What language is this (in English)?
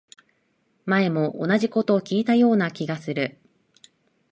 Japanese